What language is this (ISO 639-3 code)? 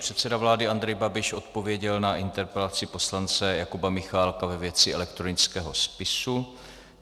ces